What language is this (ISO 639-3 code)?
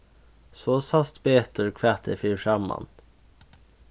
fao